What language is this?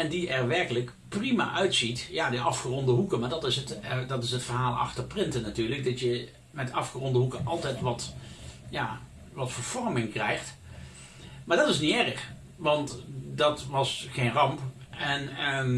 Dutch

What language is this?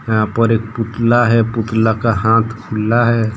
Hindi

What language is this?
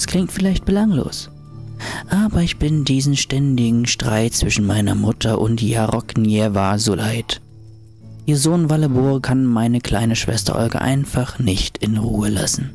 German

